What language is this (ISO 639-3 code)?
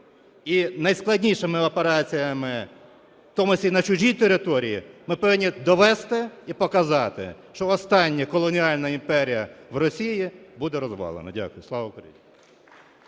ukr